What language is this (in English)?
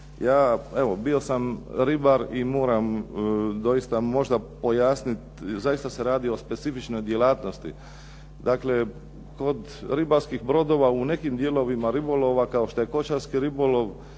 Croatian